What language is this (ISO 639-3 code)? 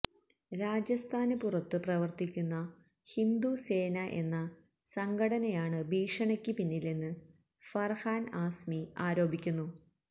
mal